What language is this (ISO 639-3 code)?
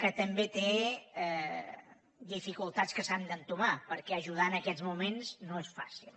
cat